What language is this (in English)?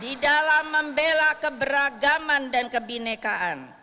Indonesian